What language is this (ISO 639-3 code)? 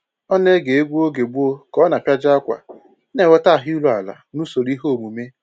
ibo